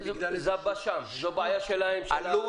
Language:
Hebrew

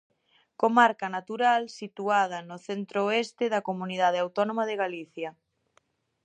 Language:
Galician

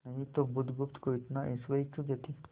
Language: Hindi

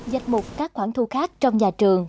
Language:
Vietnamese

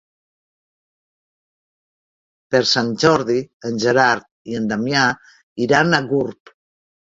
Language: Catalan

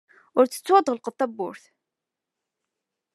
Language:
Kabyle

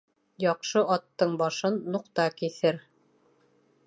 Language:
Bashkir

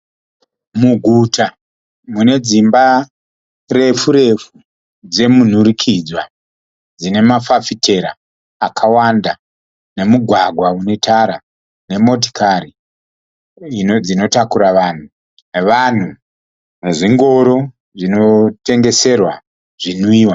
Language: Shona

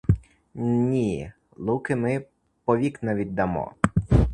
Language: Ukrainian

